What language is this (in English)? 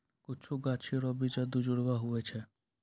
Maithili